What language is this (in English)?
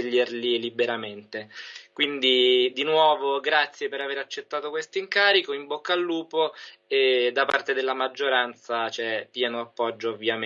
Italian